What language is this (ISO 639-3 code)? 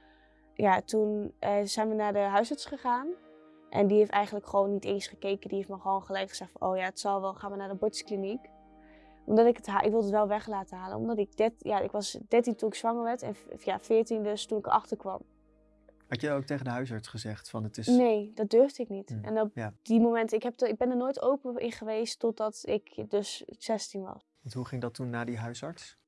nld